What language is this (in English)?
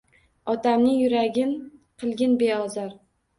Uzbek